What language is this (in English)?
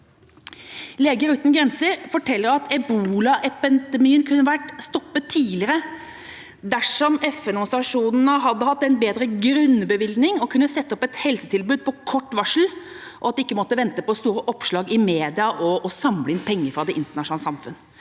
Norwegian